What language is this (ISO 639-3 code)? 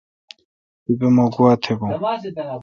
xka